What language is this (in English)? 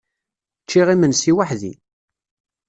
Kabyle